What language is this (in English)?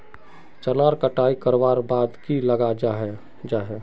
Magahi